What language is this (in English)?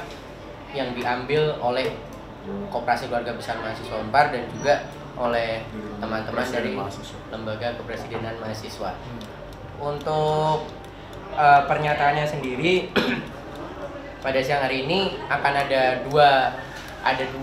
Indonesian